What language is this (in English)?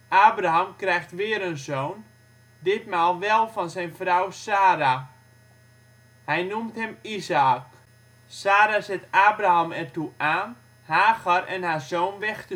Dutch